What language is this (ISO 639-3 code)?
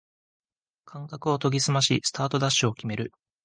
jpn